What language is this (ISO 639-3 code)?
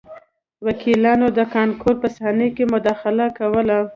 pus